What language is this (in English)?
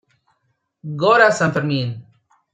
Spanish